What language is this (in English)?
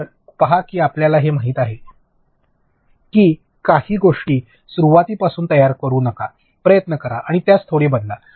Marathi